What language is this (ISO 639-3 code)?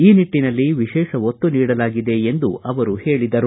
kan